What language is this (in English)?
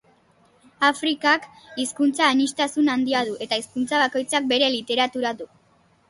Basque